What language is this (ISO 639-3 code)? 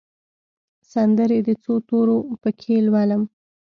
pus